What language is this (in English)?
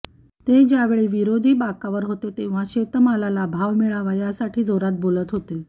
Marathi